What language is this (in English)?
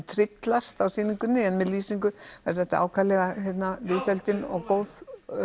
Icelandic